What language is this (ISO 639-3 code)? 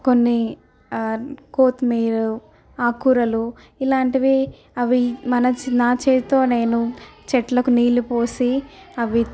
tel